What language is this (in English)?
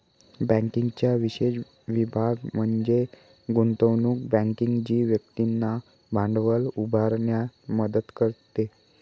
Marathi